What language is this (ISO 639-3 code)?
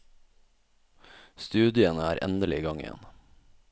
nor